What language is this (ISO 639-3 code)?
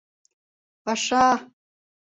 chm